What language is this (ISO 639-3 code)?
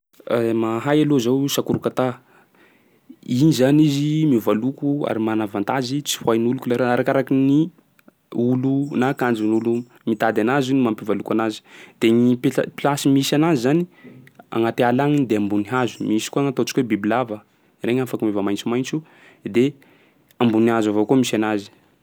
skg